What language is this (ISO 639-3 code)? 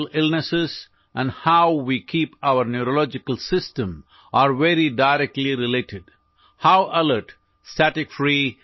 urd